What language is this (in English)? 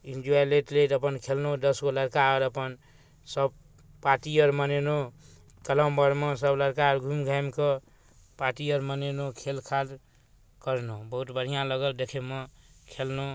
Maithili